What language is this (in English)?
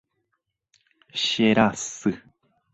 Guarani